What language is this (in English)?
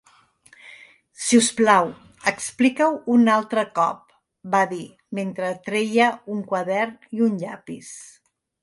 Catalan